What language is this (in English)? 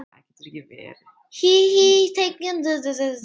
Icelandic